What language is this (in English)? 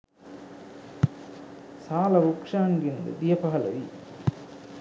Sinhala